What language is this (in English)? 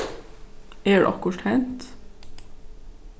Faroese